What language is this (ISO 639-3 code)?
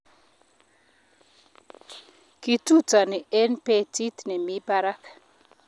kln